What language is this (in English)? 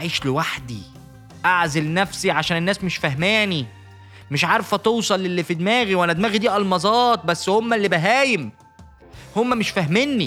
Arabic